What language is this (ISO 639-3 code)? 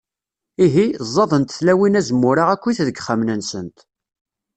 kab